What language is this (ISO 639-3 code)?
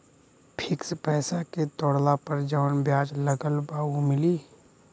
bho